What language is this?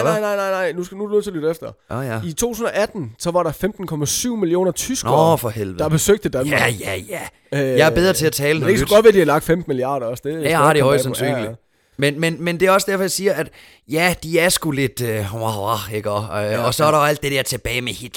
Danish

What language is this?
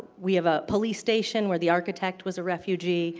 English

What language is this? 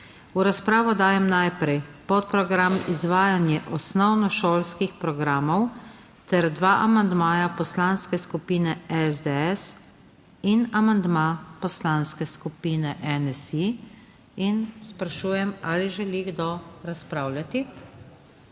Slovenian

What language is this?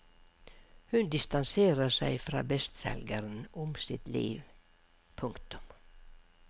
Norwegian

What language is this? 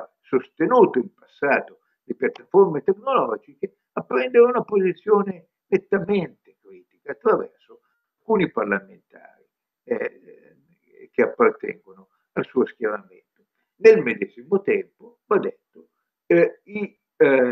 Italian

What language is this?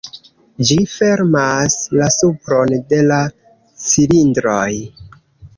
Esperanto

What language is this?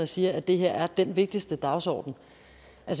Danish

